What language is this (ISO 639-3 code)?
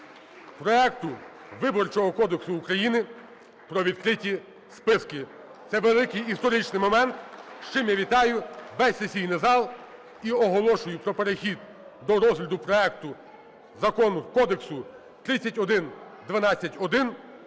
ukr